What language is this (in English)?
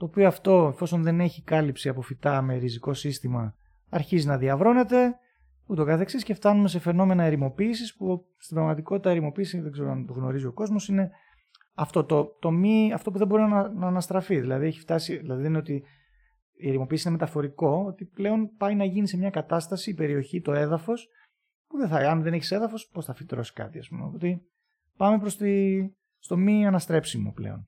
Greek